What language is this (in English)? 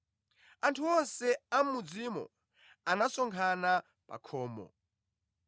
Nyanja